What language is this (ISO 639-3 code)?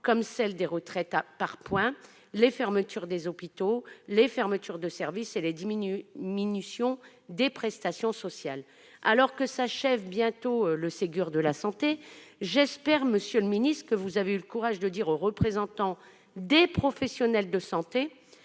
fra